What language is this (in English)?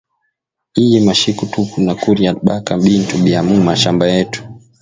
Swahili